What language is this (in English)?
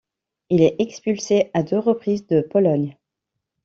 French